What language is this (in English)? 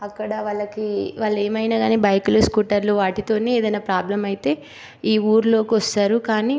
Telugu